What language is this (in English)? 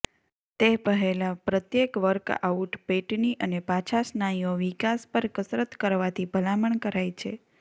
Gujarati